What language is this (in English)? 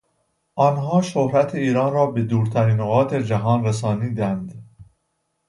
Persian